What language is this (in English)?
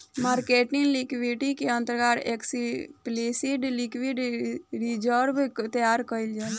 Bhojpuri